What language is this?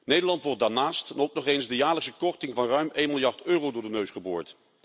Dutch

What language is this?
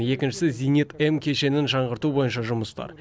Kazakh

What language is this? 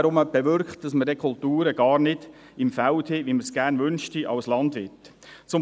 Swiss German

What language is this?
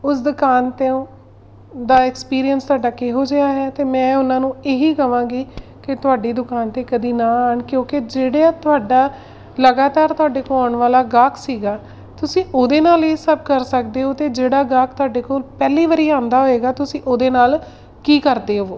Punjabi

